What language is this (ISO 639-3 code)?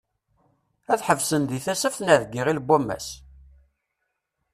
kab